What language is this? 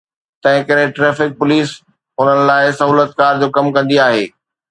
Sindhi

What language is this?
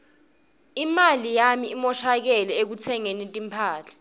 Swati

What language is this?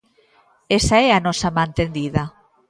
Galician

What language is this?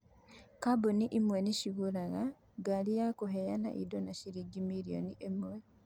Kikuyu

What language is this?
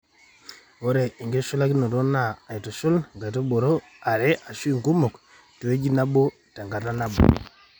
Masai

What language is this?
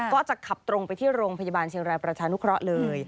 Thai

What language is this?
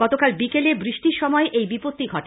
Bangla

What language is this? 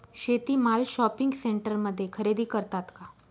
Marathi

